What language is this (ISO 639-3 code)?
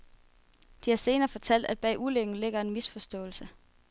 dan